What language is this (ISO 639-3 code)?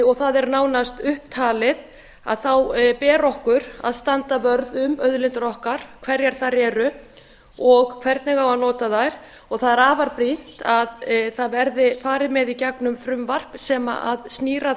isl